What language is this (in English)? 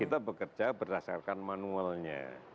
Indonesian